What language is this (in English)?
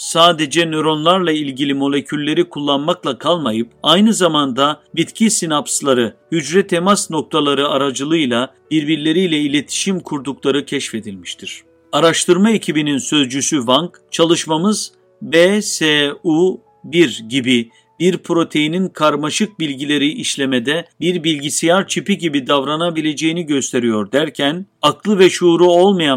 Turkish